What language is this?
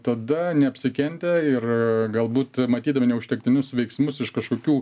Lithuanian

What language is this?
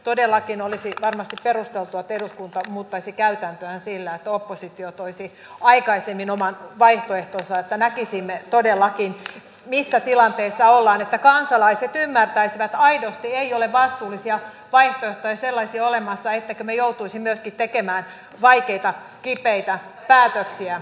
Finnish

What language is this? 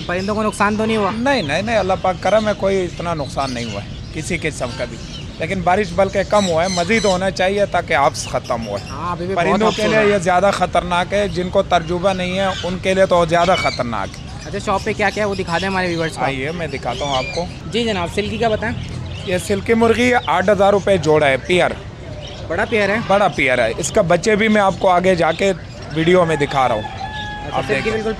Hindi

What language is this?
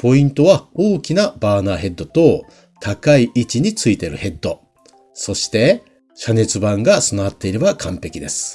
Japanese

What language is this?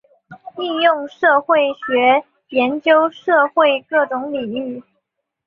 Chinese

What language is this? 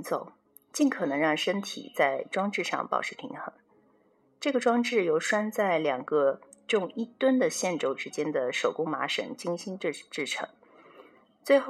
Chinese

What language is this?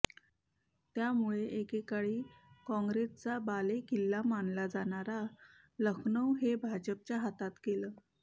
Marathi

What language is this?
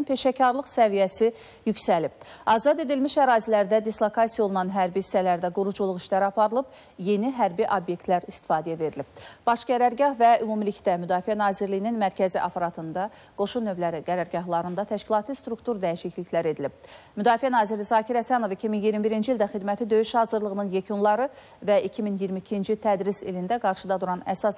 Turkish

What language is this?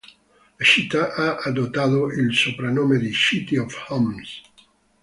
Italian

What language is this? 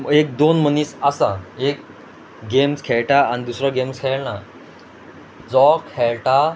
Konkani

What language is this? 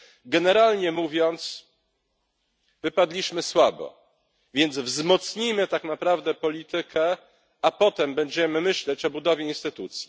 Polish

